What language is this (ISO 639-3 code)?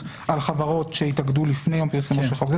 heb